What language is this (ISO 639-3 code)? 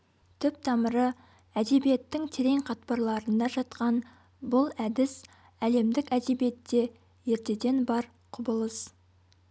kaz